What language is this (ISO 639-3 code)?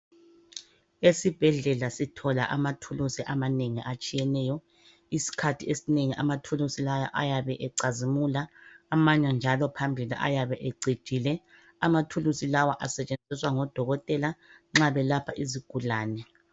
nde